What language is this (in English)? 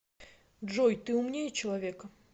Russian